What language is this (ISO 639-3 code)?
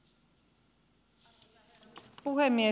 fin